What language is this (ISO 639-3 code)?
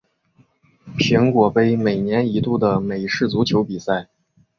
zho